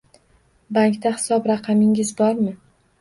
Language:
Uzbek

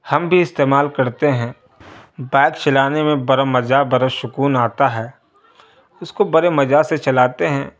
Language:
Urdu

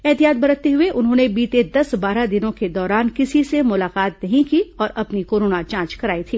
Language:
Hindi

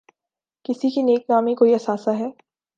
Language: Urdu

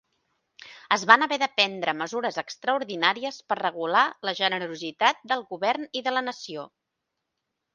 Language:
Catalan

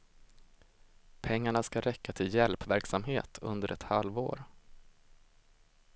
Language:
Swedish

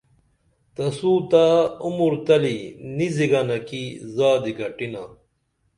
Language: Dameli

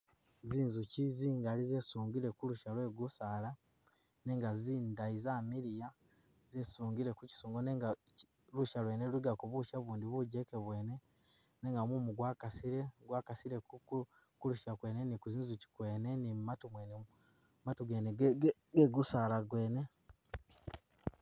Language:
Masaaba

